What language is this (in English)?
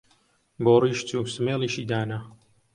Central Kurdish